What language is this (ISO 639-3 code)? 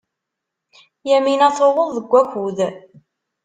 kab